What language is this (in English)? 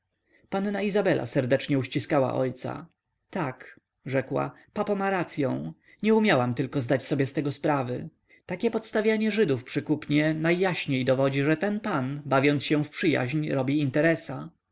Polish